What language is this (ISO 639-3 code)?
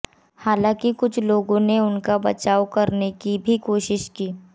hin